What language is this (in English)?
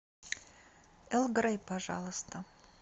Russian